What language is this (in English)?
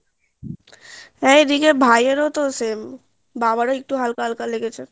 Bangla